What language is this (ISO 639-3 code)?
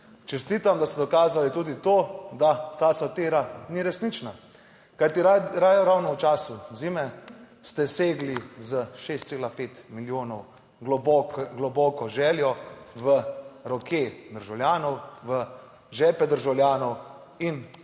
slv